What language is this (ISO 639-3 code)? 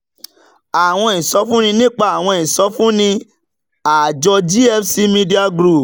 yor